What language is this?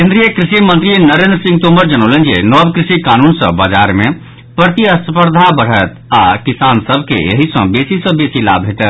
Maithili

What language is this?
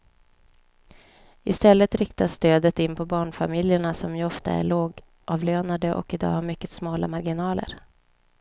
Swedish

